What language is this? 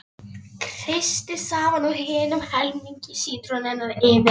Icelandic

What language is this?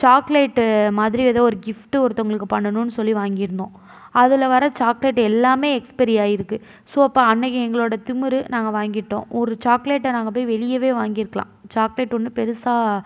Tamil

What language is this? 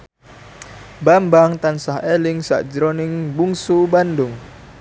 Javanese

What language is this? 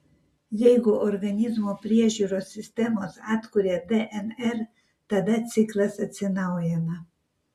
Lithuanian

